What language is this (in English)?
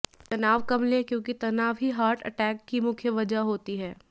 Hindi